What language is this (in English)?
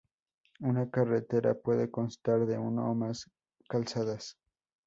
Spanish